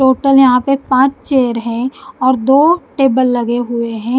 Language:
Hindi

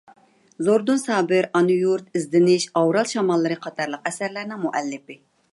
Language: Uyghur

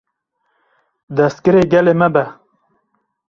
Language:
Kurdish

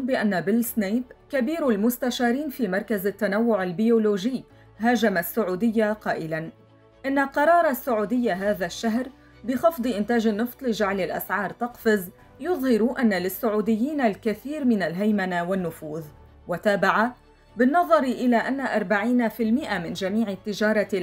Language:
Arabic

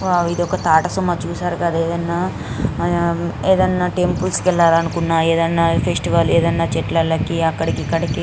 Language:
Telugu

